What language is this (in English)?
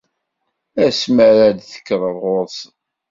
Kabyle